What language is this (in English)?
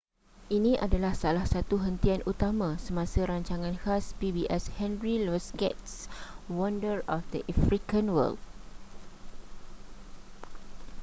Malay